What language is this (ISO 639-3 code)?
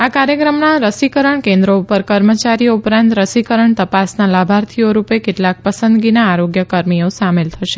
guj